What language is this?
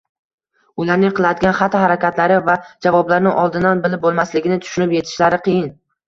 Uzbek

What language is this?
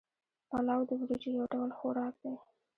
Pashto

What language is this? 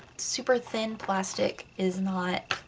English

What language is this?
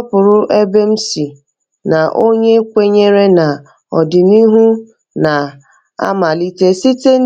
Igbo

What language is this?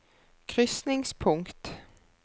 Norwegian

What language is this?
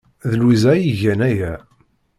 Kabyle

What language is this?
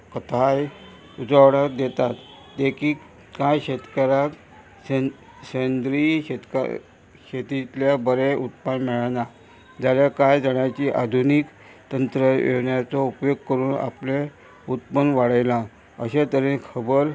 Konkani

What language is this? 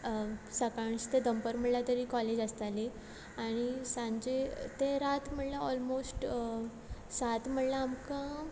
Konkani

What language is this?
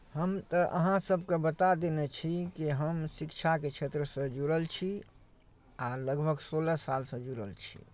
Maithili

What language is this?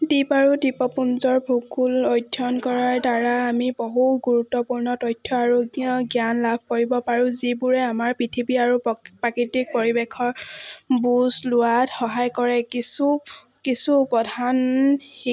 Assamese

